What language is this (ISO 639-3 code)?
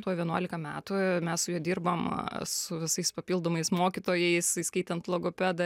lit